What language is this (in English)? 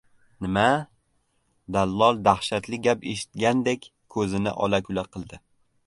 Uzbek